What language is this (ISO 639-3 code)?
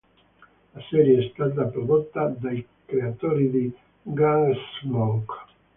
ita